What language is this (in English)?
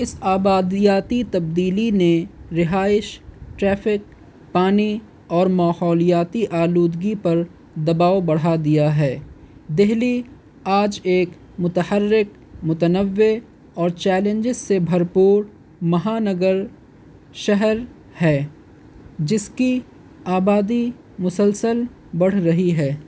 Urdu